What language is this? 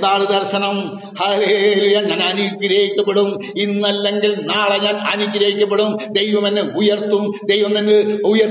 Malayalam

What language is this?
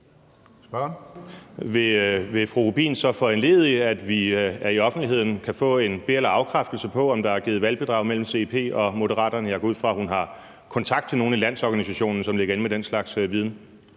Danish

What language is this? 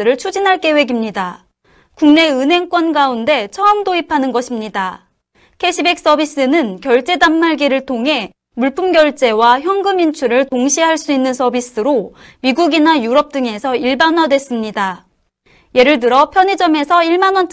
Korean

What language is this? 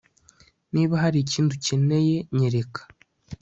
Kinyarwanda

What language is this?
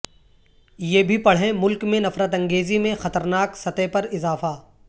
Urdu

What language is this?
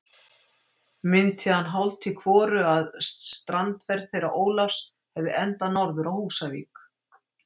Icelandic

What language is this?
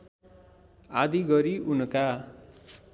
Nepali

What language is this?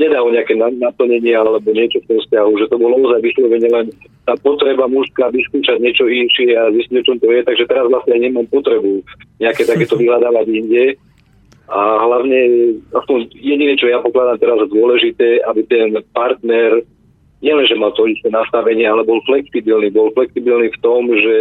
Slovak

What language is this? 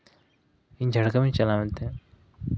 Santali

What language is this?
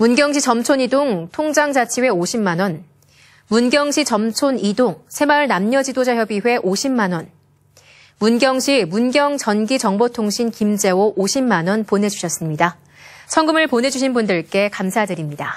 Korean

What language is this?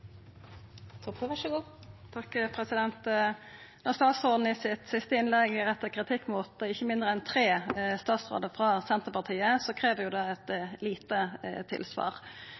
Norwegian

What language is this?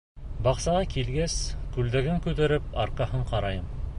Bashkir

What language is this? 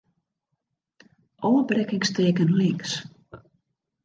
Western Frisian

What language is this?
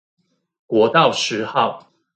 Chinese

